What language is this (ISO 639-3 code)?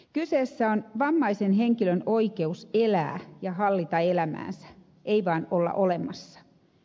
fin